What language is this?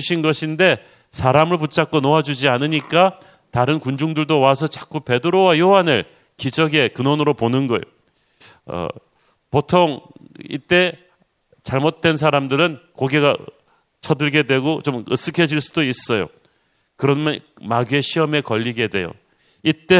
Korean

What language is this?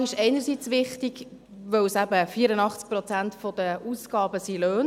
Swiss German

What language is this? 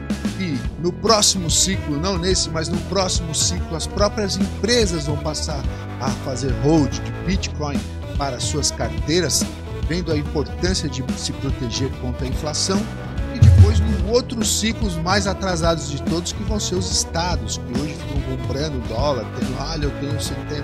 Portuguese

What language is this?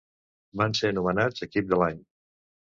Catalan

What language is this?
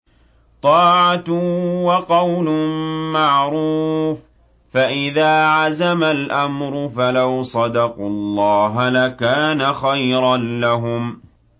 Arabic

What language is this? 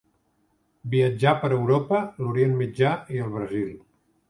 Catalan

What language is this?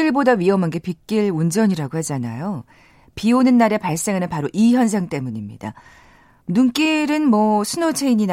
Korean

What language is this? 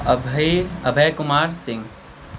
Maithili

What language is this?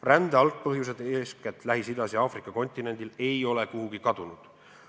Estonian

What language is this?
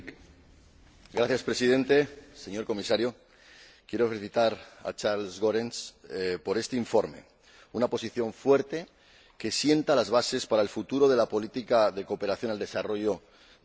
Spanish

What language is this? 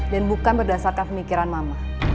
Indonesian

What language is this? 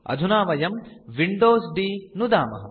Sanskrit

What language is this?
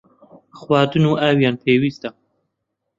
Central Kurdish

